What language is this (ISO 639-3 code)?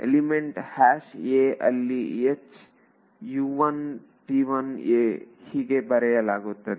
kan